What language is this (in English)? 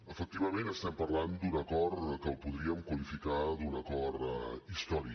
Catalan